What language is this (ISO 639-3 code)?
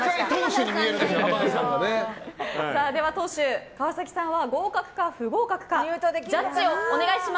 jpn